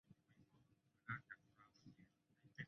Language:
Chinese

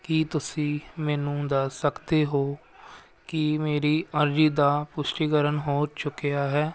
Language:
Punjabi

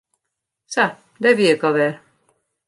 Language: Western Frisian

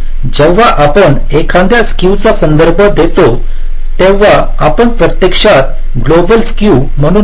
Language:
Marathi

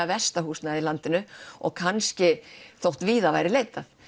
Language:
Icelandic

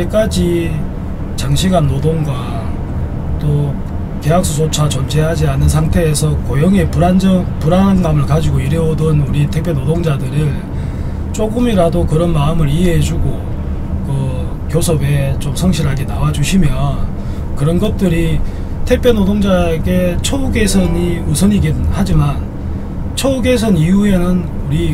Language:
Korean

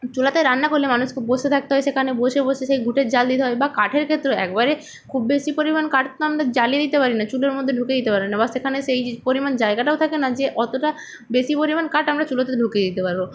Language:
Bangla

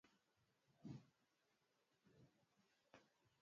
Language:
Swahili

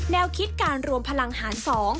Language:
Thai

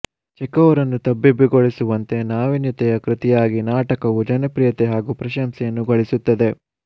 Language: Kannada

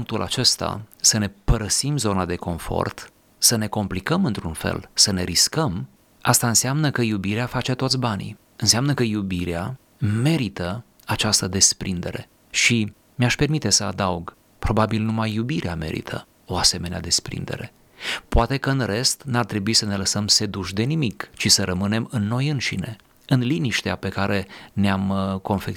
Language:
Romanian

